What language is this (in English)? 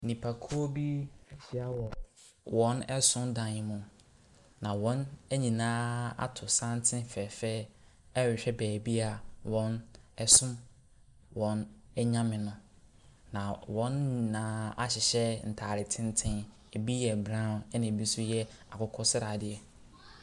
Akan